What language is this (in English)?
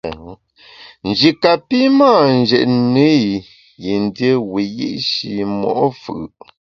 Bamun